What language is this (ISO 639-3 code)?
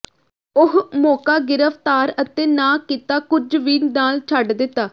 pan